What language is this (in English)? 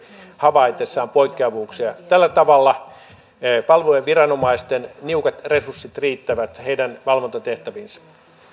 Finnish